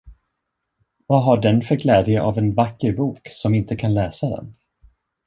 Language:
Swedish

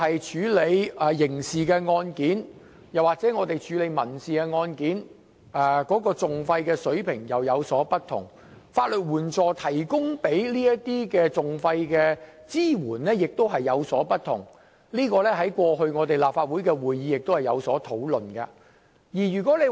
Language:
Cantonese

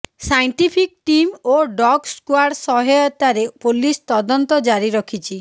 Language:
Odia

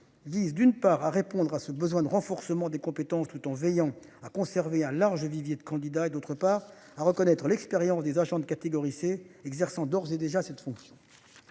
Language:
French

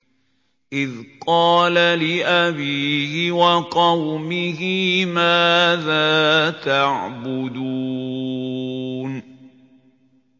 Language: Arabic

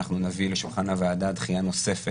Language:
Hebrew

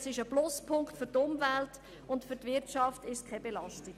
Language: Swiss German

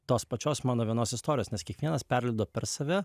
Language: Lithuanian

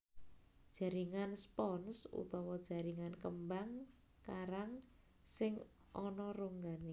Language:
Javanese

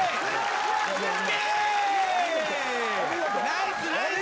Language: Japanese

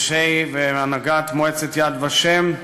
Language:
Hebrew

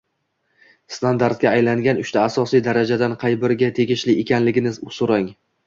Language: Uzbek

